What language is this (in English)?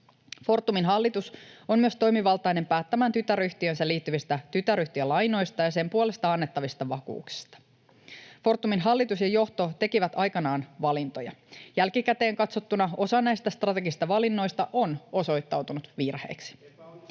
Finnish